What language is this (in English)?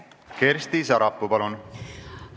Estonian